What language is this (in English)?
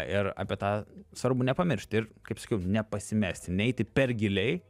Lithuanian